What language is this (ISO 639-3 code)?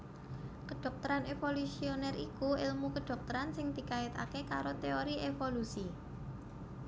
jav